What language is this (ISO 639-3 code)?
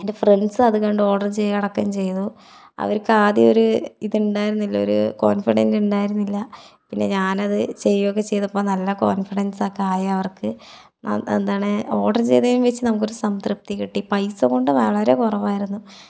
mal